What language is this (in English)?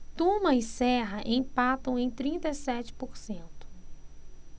Portuguese